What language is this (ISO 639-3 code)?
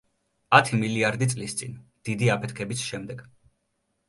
kat